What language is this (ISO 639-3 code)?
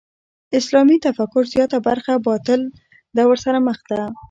pus